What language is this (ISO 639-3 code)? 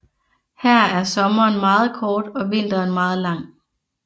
dan